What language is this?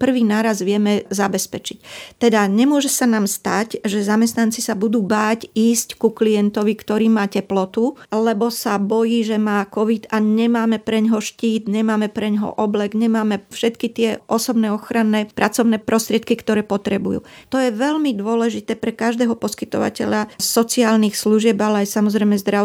Slovak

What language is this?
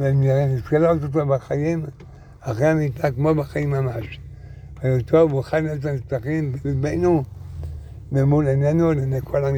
Hebrew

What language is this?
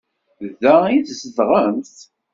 Kabyle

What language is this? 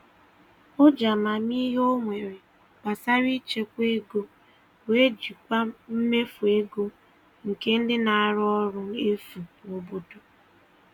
Igbo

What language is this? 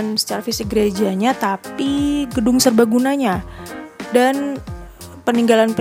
Indonesian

